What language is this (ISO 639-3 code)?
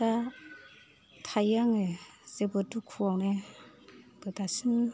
brx